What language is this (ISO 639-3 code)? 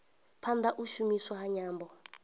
ven